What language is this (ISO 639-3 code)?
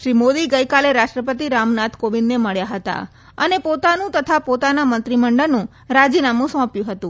guj